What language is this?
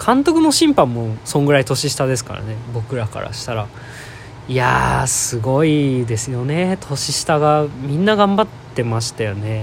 Japanese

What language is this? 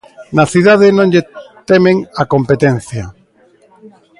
Galician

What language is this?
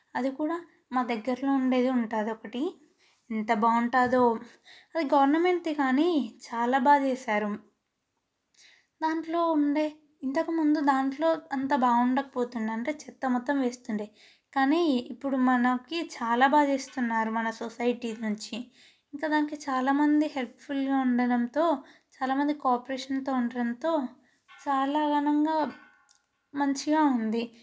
Telugu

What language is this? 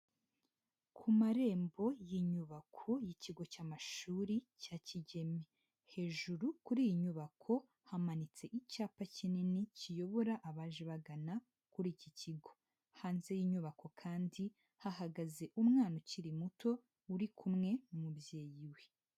Kinyarwanda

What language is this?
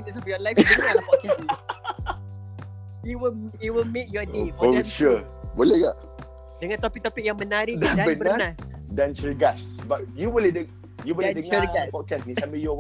Malay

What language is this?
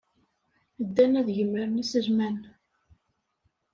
Kabyle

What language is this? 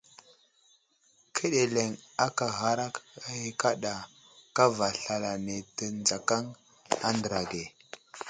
Wuzlam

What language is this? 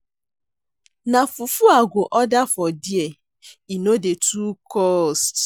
Nigerian Pidgin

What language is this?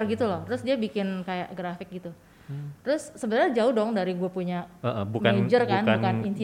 Indonesian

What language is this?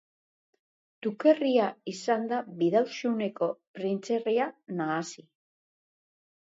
Basque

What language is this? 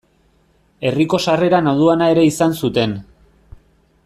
Basque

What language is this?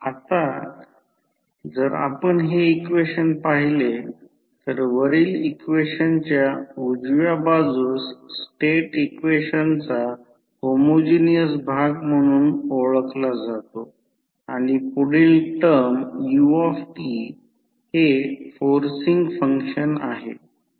Marathi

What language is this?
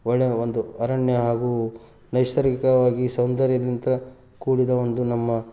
Kannada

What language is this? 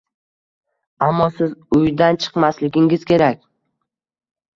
Uzbek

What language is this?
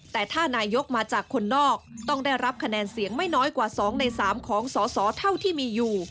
Thai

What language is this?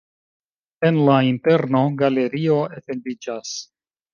Esperanto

